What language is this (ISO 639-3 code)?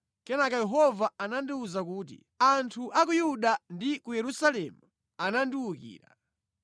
nya